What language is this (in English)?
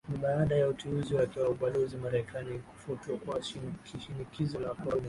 Swahili